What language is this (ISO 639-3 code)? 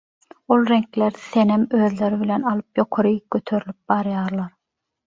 tuk